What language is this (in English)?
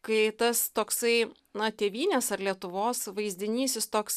Lithuanian